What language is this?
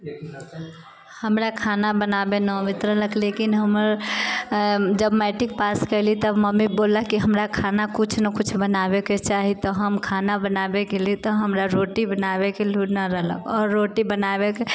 Maithili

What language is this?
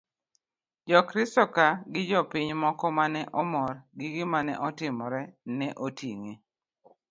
Luo (Kenya and Tanzania)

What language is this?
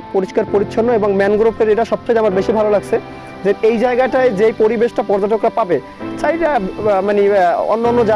Bangla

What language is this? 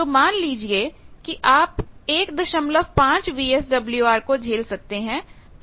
Hindi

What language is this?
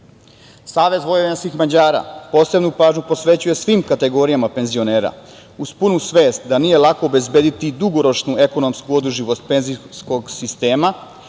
Serbian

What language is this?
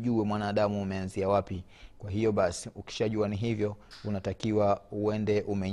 Swahili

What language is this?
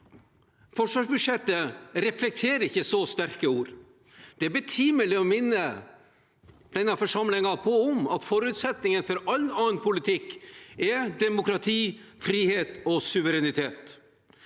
Norwegian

